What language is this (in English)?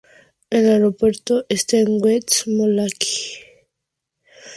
Spanish